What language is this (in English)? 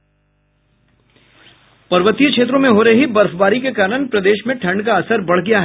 Hindi